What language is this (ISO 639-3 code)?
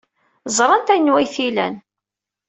kab